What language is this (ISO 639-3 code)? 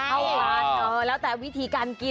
tha